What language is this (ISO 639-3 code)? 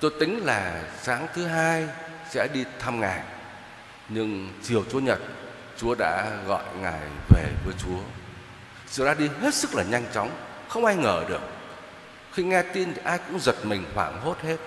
vie